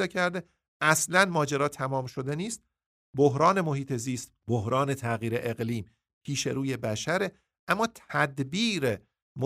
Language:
Persian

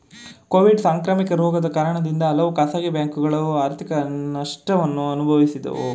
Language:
Kannada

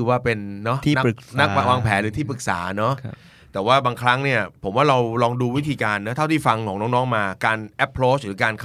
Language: Thai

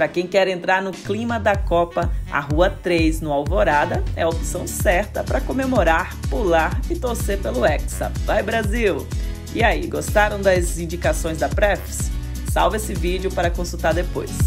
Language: Portuguese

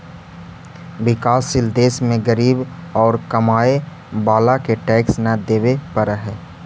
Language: Magahi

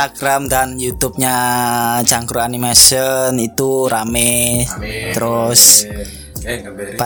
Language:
Indonesian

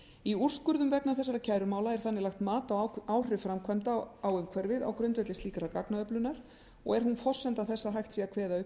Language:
Icelandic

